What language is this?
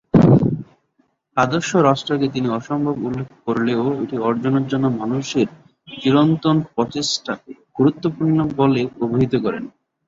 Bangla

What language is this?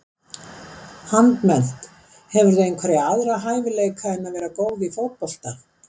Icelandic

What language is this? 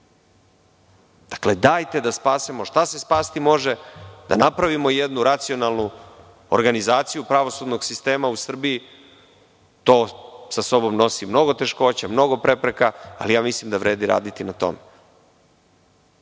Serbian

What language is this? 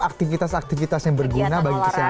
Indonesian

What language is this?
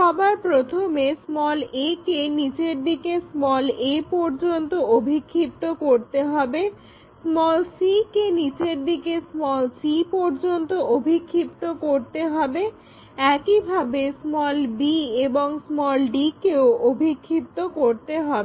Bangla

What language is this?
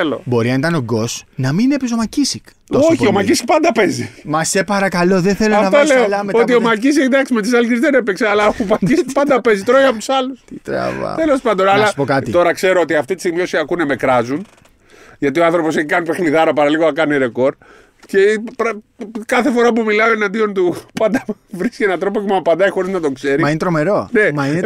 Greek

